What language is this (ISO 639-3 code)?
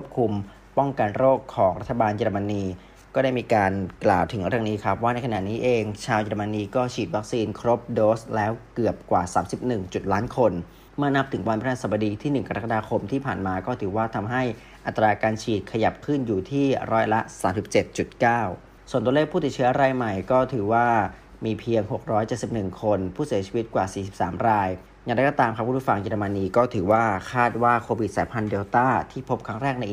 tha